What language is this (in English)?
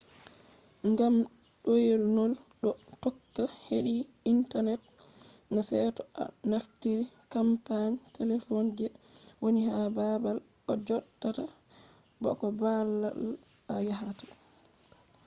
Fula